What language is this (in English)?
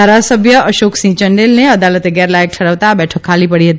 Gujarati